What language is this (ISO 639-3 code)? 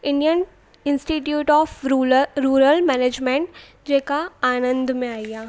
snd